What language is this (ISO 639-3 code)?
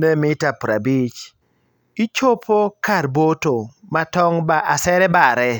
luo